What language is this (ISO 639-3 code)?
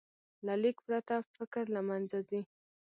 pus